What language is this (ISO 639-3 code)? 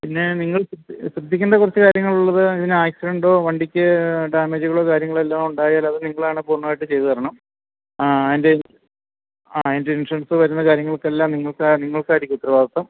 mal